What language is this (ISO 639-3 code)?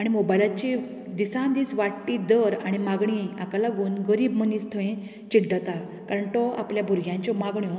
kok